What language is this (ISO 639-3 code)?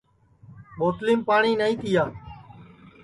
ssi